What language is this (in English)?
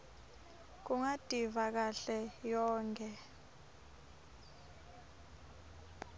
Swati